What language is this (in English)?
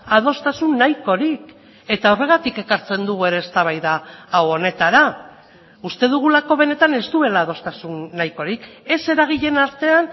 Basque